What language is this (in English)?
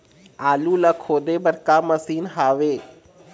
Chhattisgarhi